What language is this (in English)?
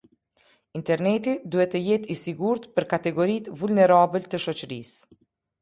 Albanian